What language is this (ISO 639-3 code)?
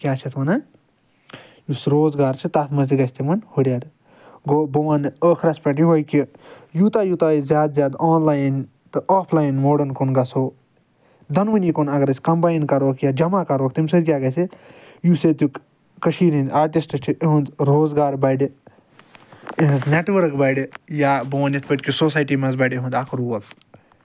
kas